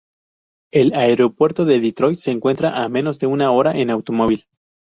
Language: Spanish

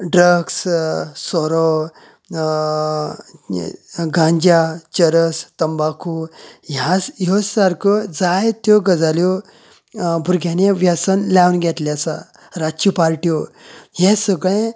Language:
Konkani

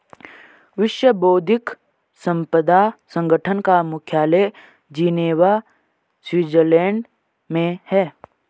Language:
Hindi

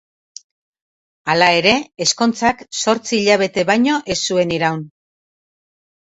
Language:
Basque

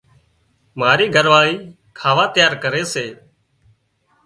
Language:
Wadiyara Koli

